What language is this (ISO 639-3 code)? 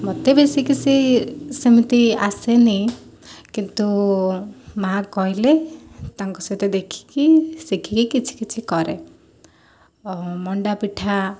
ori